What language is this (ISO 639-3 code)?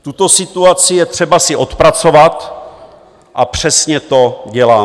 ces